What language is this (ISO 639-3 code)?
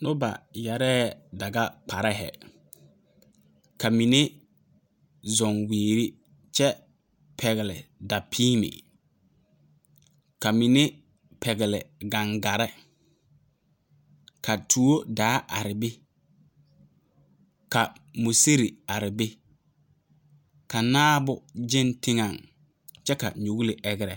dga